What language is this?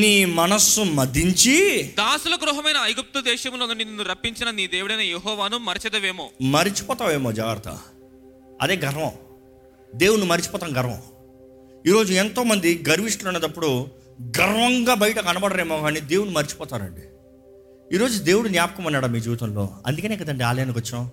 Telugu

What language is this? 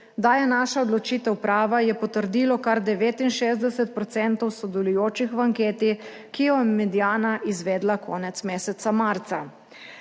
Slovenian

